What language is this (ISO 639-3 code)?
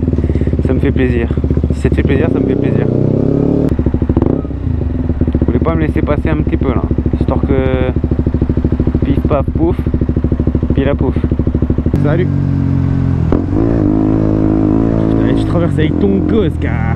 fra